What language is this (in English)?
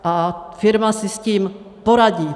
Czech